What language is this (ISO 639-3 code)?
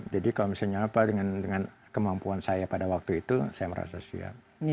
ind